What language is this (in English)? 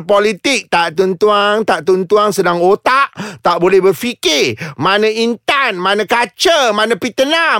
Malay